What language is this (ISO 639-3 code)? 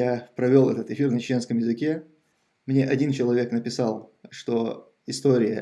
rus